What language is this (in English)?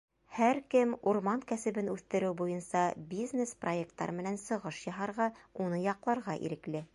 Bashkir